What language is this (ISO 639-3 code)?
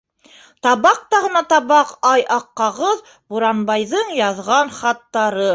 bak